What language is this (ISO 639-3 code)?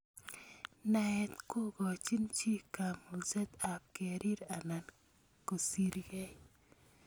kln